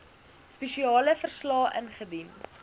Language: Afrikaans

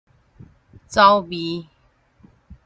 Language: Min Nan Chinese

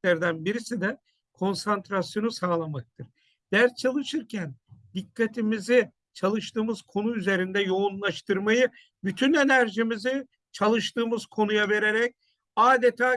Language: Turkish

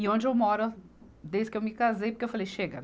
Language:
Portuguese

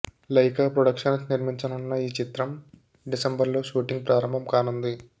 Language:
Telugu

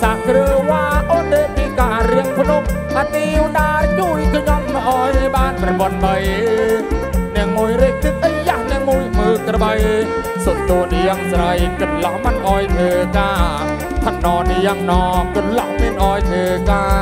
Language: Thai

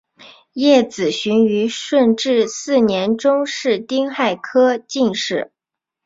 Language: Chinese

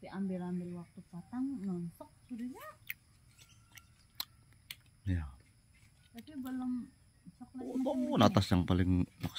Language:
Indonesian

